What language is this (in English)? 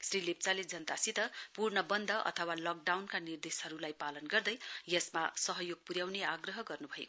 Nepali